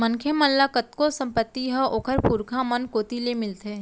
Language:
Chhattisgarhi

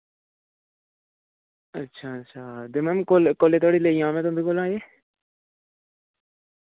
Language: Dogri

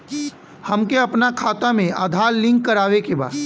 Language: Bhojpuri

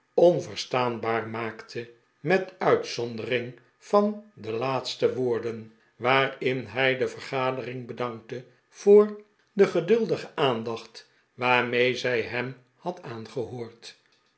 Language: Dutch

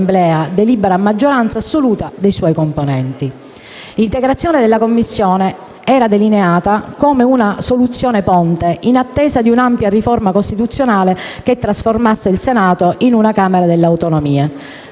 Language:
Italian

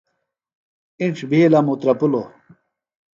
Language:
Phalura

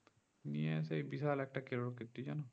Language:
Bangla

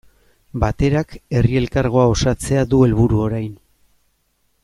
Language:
Basque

